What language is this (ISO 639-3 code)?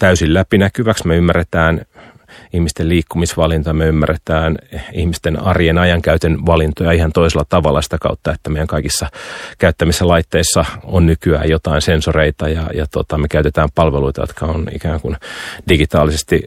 fin